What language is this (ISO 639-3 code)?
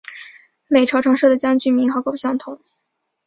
zho